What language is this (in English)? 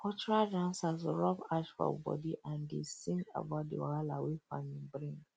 Nigerian Pidgin